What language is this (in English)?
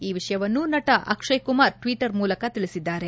Kannada